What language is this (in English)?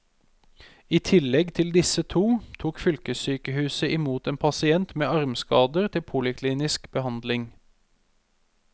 Norwegian